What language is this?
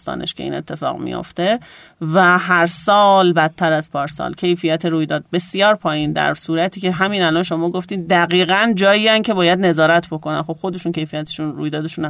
Persian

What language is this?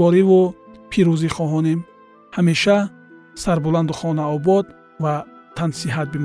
Persian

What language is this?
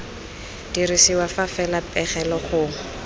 Tswana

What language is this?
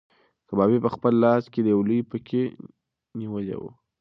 Pashto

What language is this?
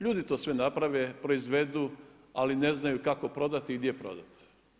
Croatian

